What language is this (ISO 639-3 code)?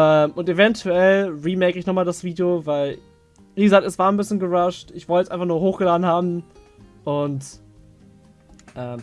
deu